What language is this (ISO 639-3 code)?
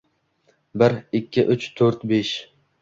uzb